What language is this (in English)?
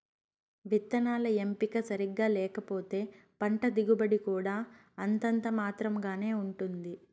Telugu